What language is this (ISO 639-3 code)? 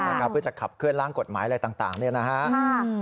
tha